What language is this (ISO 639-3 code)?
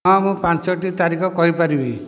ori